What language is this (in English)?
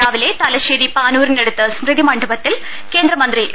Malayalam